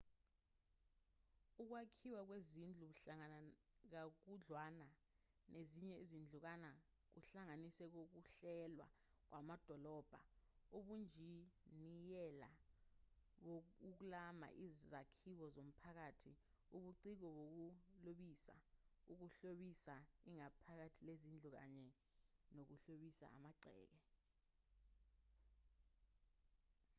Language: Zulu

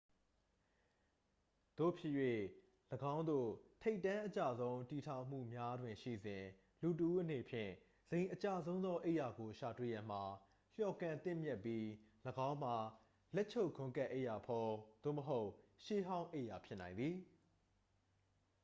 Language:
Burmese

